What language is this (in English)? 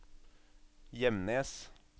Norwegian